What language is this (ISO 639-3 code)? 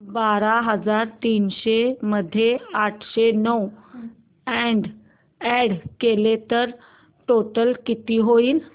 mar